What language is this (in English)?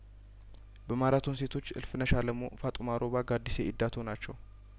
Amharic